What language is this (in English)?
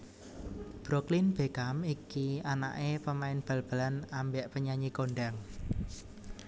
Javanese